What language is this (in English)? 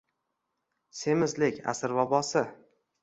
Uzbek